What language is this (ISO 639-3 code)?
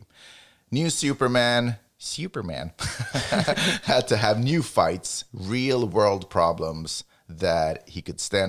swe